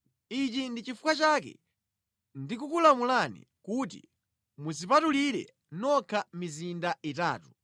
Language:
Nyanja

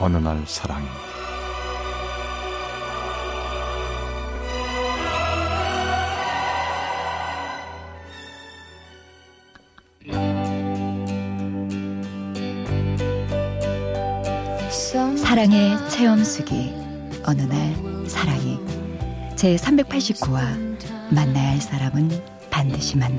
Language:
Korean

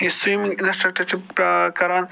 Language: Kashmiri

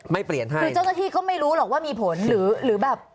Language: Thai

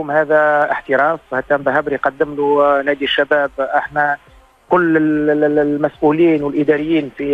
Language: Arabic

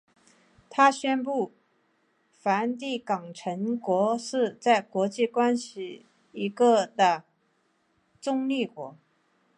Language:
Chinese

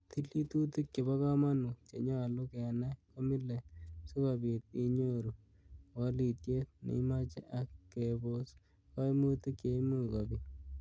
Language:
Kalenjin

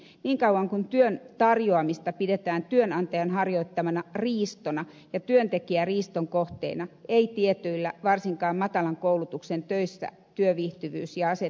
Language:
Finnish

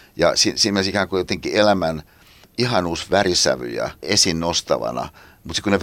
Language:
Finnish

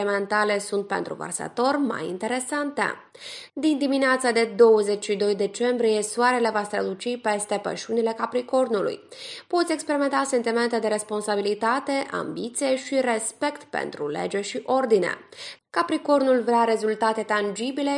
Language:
Romanian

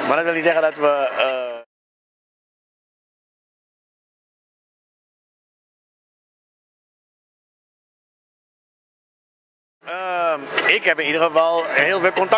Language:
Dutch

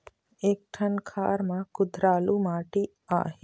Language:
Chhattisgarhi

